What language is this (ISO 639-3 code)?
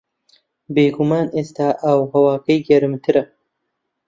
ckb